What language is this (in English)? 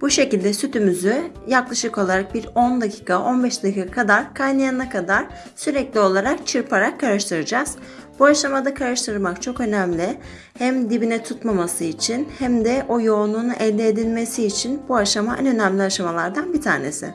Turkish